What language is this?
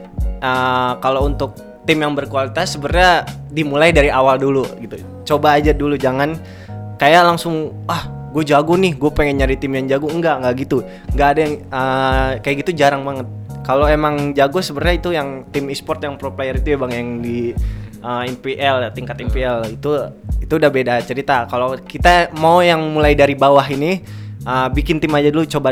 Indonesian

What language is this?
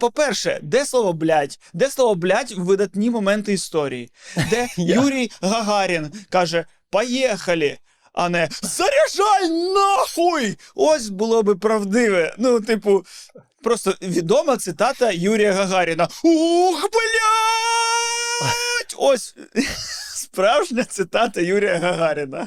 Ukrainian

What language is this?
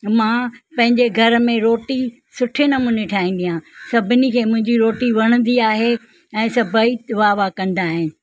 Sindhi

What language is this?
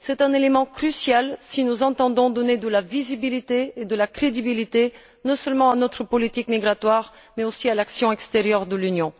French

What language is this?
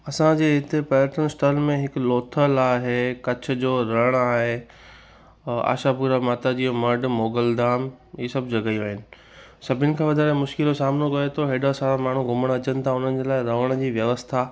Sindhi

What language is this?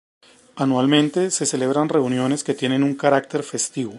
Spanish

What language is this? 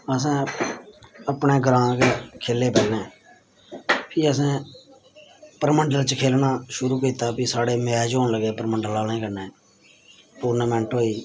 Dogri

